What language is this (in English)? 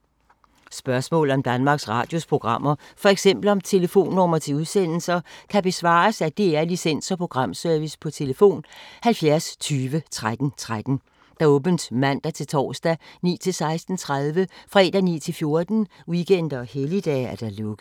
Danish